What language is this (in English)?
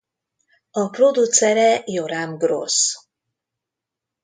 Hungarian